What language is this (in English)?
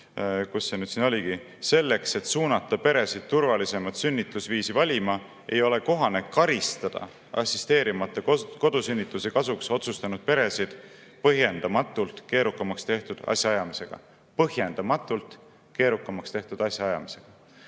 Estonian